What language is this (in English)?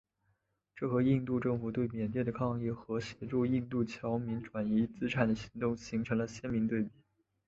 Chinese